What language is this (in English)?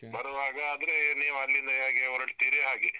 Kannada